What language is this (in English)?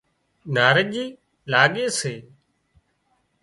Wadiyara Koli